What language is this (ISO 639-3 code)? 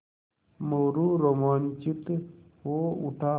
hin